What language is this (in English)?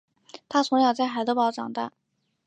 Chinese